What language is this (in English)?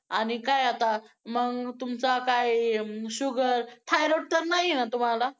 Marathi